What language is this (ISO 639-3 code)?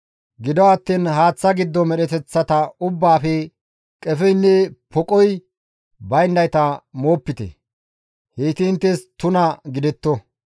gmv